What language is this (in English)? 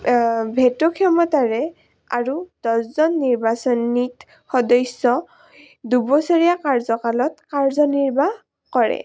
Assamese